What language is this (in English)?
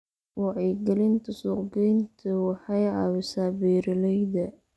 Somali